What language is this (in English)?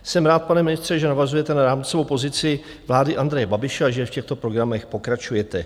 Czech